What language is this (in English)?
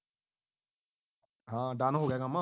Punjabi